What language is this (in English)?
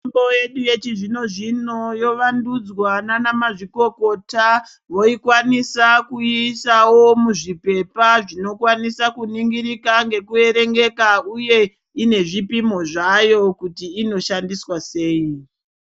Ndau